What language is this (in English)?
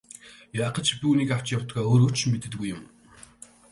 Mongolian